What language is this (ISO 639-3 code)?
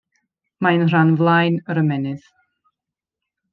cym